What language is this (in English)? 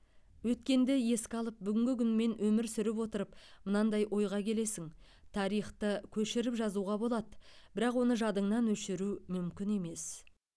Kazakh